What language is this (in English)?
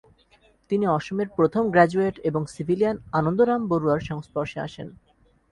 Bangla